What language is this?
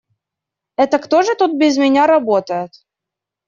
Russian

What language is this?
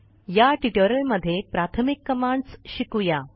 Marathi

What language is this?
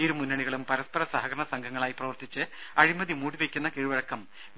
Malayalam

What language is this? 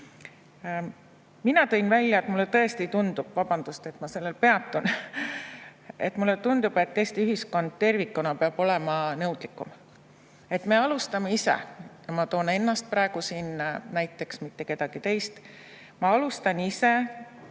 Estonian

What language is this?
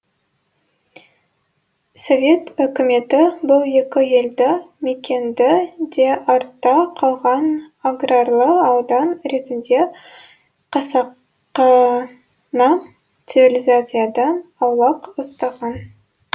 Kazakh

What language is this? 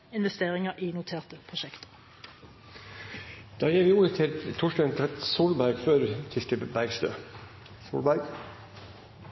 Norwegian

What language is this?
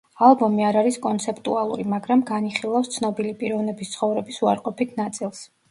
Georgian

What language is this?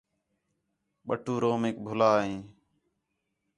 Khetrani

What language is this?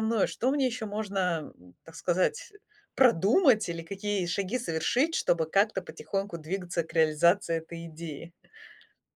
Russian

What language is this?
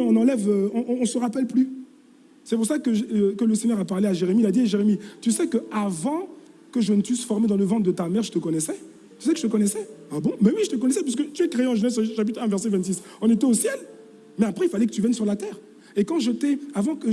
French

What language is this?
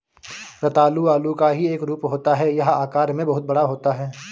Hindi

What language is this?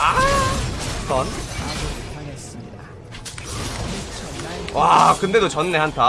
Korean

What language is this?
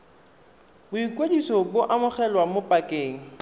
Tswana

